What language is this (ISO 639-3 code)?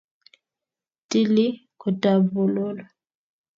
kln